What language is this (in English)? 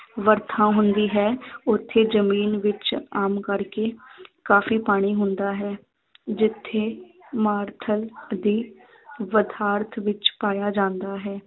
Punjabi